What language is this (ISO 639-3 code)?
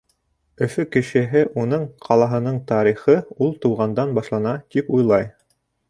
bak